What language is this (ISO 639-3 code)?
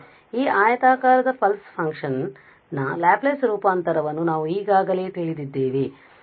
kan